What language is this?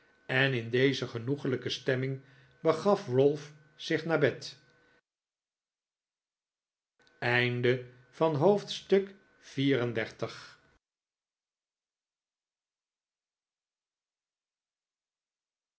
Dutch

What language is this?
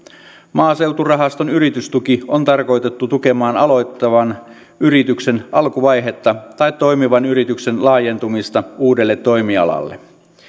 Finnish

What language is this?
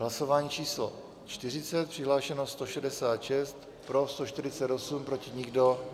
Czech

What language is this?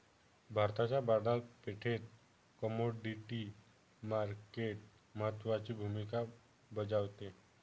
Marathi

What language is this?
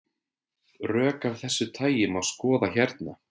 Icelandic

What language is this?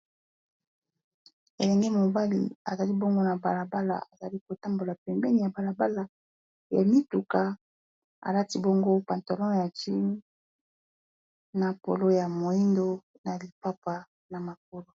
Lingala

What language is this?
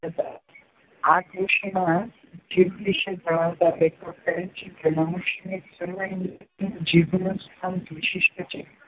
Gujarati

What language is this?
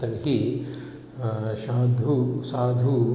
Sanskrit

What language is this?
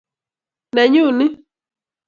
Kalenjin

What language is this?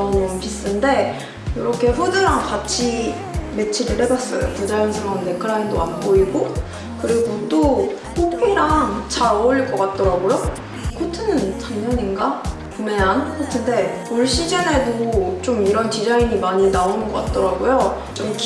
Korean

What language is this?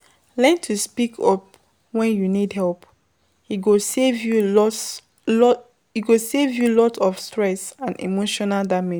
Nigerian Pidgin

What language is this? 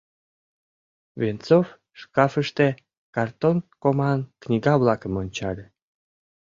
Mari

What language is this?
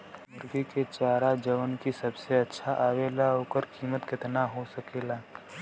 Bhojpuri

